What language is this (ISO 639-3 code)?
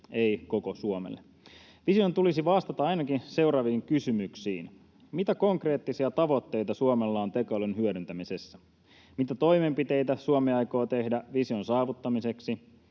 fin